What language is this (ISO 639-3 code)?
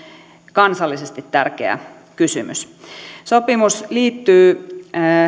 fin